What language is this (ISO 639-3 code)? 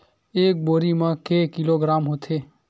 hne